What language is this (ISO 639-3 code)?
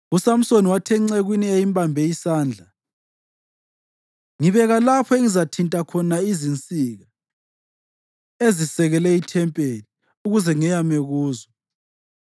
nde